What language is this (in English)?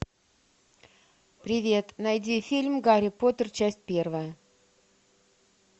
Russian